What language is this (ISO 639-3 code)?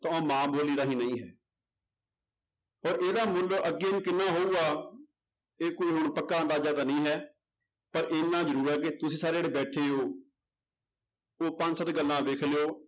pan